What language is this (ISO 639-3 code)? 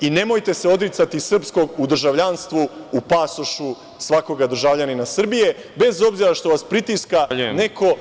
srp